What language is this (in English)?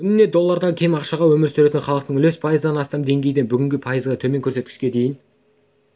Kazakh